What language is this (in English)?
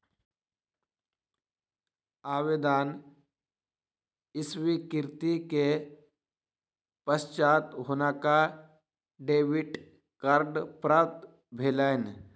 Maithili